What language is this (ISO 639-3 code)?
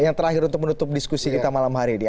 ind